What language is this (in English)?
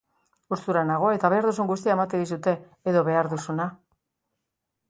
Basque